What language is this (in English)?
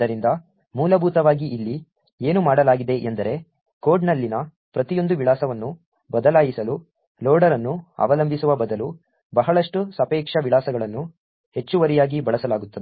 Kannada